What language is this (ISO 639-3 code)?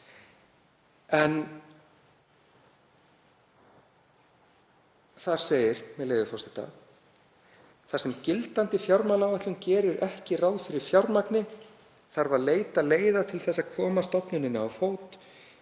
isl